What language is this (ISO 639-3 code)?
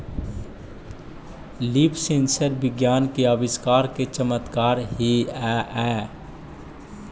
mag